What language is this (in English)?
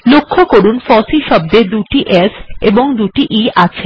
Bangla